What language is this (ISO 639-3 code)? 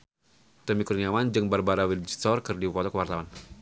sun